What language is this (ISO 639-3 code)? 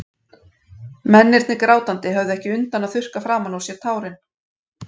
isl